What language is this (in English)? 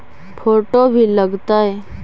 Magahi